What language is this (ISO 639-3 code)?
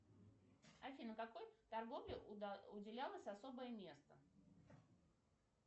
rus